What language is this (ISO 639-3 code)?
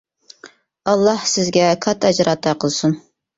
uig